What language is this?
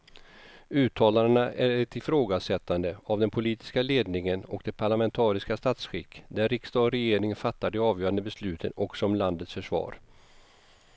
Swedish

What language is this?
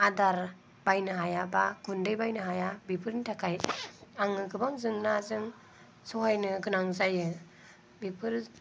Bodo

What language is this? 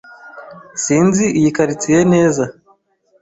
Kinyarwanda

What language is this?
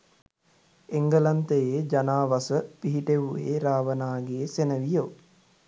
Sinhala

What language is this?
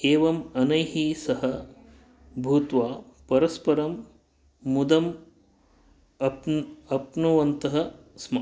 Sanskrit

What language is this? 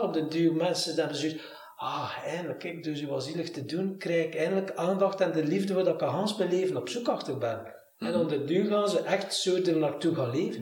Dutch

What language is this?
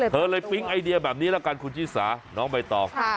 Thai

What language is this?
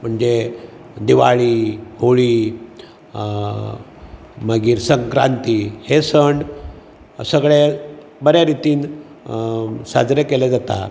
Konkani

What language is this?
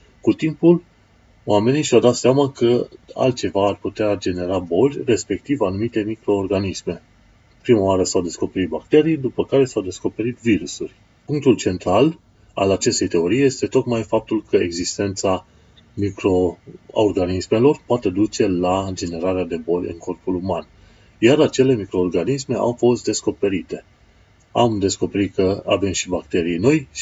Romanian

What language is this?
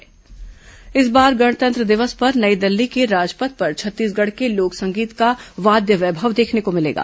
Hindi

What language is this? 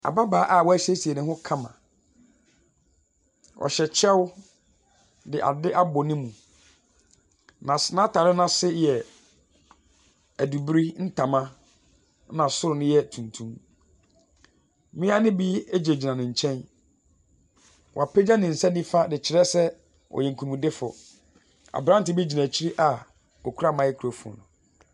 Akan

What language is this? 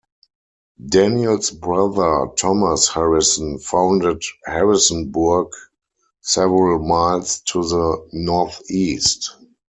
English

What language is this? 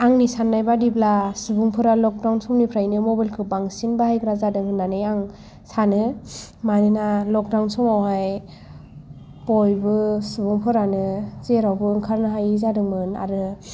Bodo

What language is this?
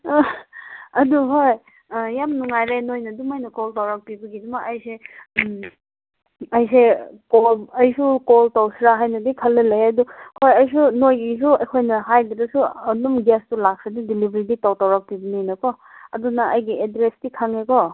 Manipuri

